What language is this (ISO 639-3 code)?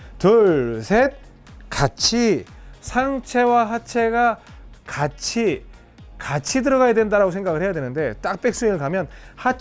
kor